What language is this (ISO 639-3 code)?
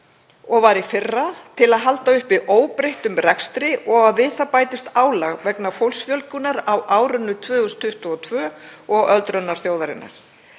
isl